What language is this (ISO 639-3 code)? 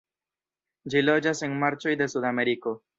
epo